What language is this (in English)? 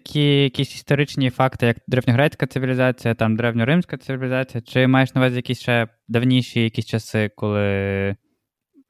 Ukrainian